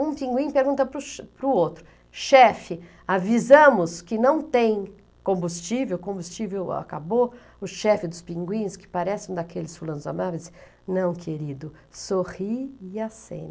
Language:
Portuguese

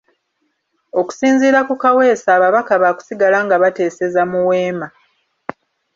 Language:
Ganda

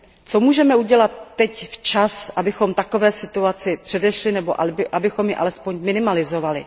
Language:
Czech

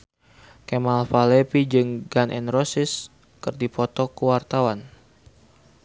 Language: Sundanese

